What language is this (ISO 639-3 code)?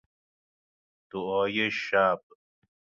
fas